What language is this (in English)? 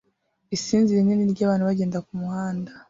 Kinyarwanda